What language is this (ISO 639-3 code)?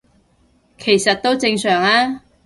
yue